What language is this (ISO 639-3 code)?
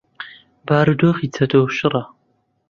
ckb